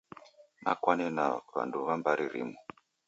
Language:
Taita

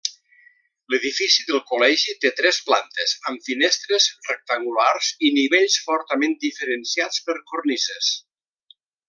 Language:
Catalan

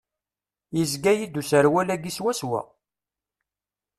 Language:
Kabyle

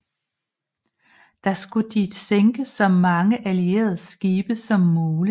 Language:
Danish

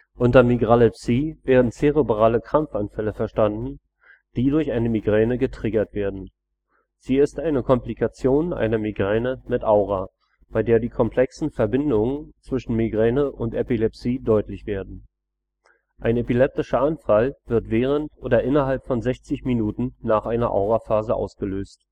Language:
German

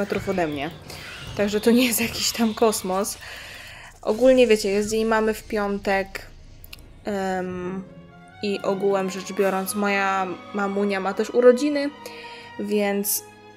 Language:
Polish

